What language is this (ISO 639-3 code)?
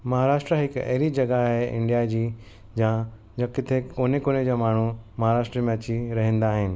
snd